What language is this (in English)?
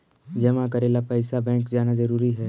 Magahi